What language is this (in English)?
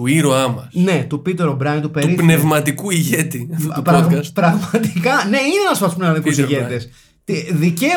Greek